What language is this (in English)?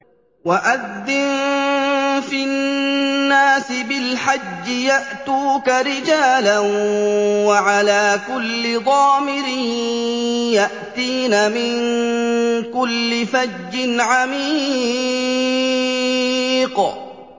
Arabic